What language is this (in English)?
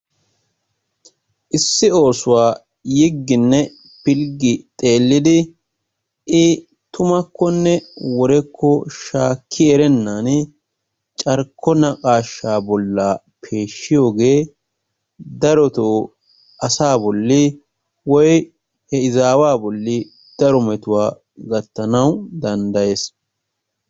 Wolaytta